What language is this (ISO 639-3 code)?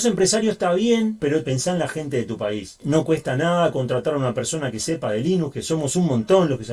spa